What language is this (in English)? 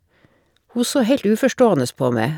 Norwegian